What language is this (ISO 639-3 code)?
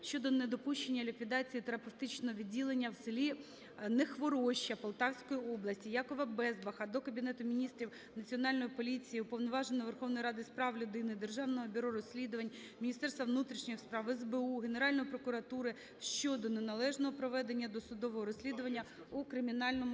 ukr